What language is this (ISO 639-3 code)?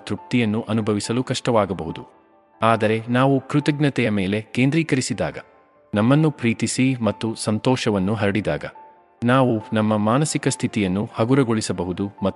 kan